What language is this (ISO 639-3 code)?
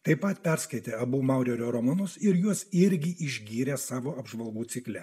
lit